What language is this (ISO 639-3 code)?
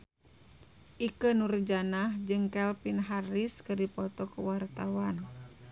sun